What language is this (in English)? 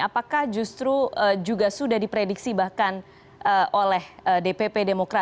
Indonesian